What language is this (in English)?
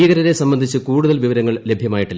Malayalam